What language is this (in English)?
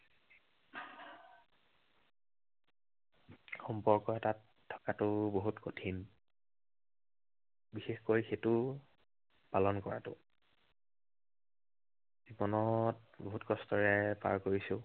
Assamese